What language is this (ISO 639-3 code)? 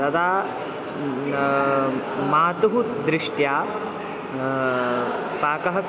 san